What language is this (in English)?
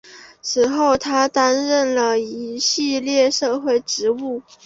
Chinese